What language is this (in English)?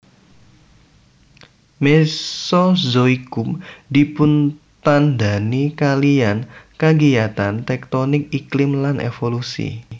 Javanese